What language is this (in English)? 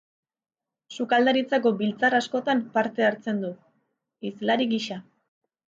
Basque